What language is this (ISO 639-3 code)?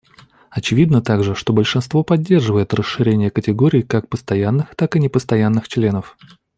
rus